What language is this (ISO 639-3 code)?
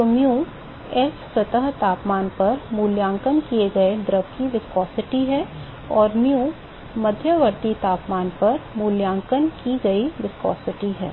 hin